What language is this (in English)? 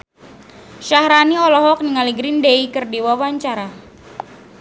Sundanese